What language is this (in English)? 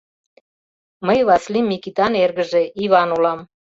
Mari